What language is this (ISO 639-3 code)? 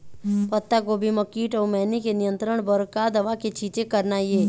hne